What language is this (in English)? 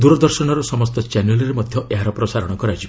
Odia